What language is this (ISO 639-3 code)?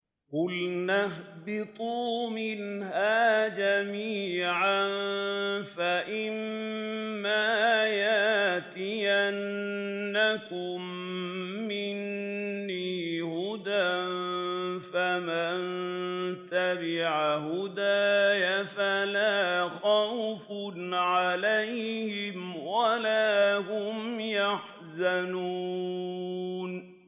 ara